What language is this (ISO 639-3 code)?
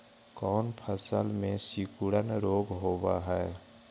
mag